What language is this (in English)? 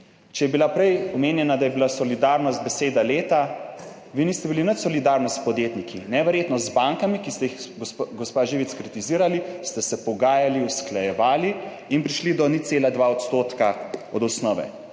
Slovenian